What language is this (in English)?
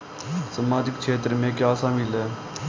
Hindi